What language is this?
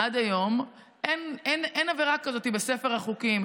Hebrew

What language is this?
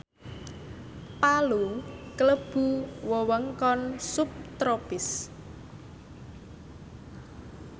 Javanese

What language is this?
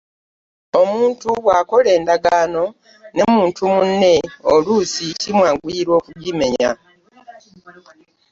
Ganda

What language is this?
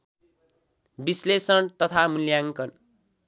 Nepali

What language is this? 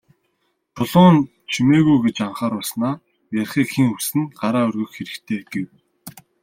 Mongolian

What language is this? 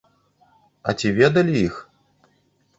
Belarusian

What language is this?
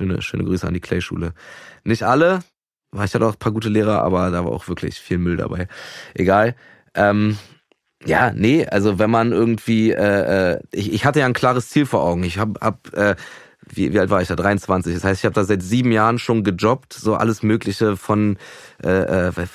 German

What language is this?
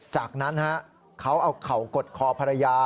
Thai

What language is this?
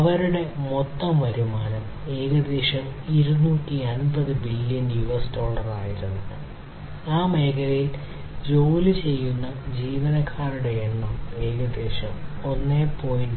Malayalam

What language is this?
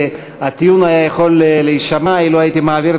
Hebrew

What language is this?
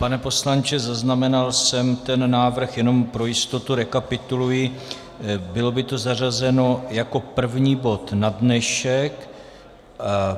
Czech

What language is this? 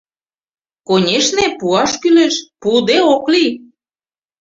Mari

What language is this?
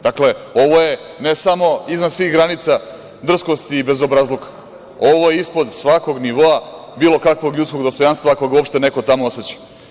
Serbian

